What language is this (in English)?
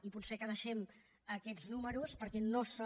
Catalan